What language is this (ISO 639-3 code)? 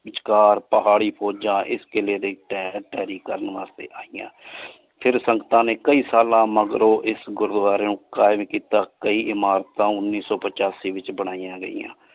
pan